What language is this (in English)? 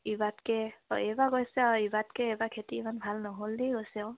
Assamese